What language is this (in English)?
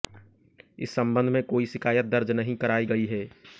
Hindi